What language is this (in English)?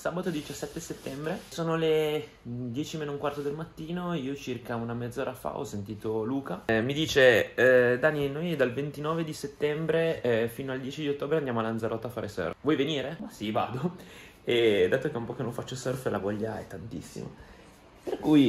Italian